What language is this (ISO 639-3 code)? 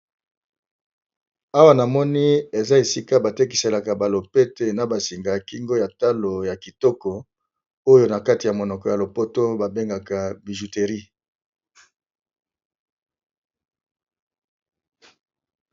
lin